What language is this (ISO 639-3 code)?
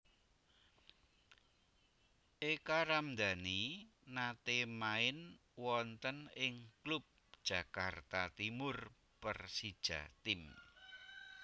jav